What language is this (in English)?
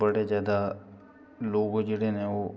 Dogri